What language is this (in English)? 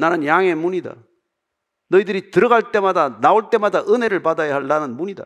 Korean